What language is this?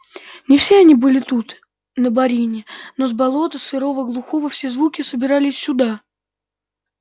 Russian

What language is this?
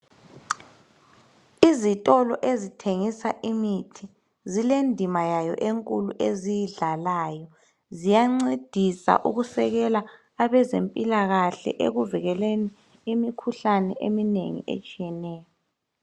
North Ndebele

